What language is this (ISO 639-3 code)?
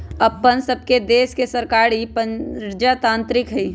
mag